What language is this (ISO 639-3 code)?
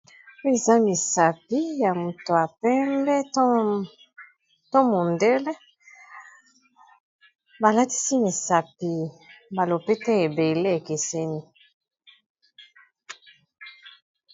lin